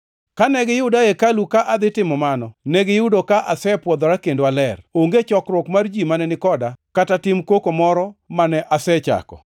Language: Luo (Kenya and Tanzania)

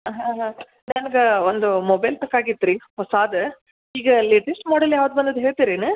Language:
Kannada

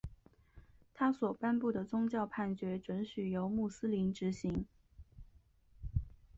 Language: Chinese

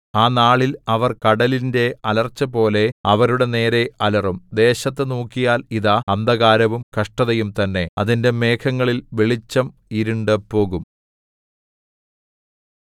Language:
Malayalam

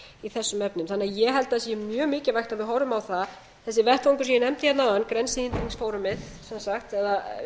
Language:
Icelandic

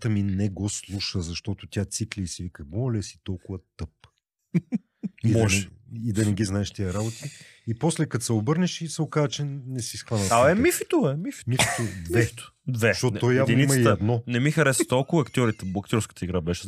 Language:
Bulgarian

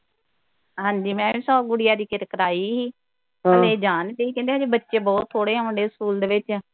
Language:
Punjabi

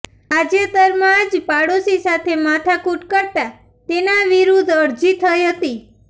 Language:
Gujarati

